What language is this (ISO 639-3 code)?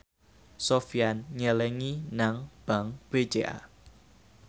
jav